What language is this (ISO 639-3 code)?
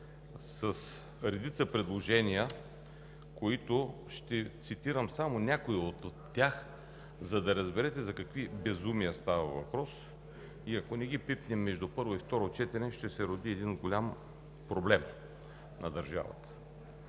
bul